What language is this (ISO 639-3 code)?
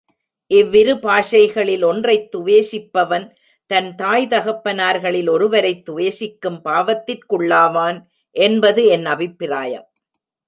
tam